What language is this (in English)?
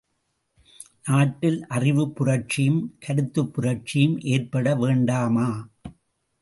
Tamil